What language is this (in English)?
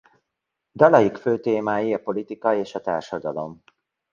Hungarian